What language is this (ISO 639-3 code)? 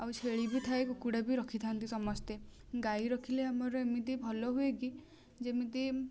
ori